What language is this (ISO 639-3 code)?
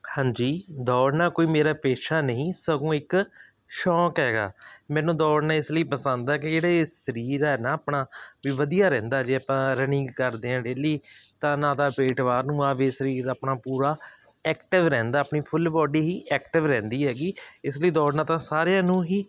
pan